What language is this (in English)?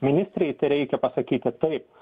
Lithuanian